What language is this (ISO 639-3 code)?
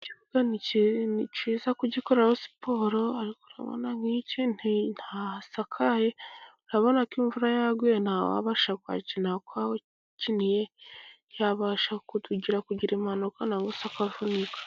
kin